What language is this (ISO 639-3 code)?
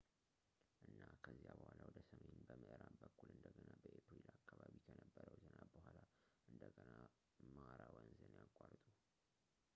amh